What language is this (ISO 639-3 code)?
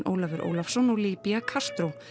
isl